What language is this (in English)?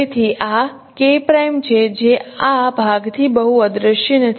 Gujarati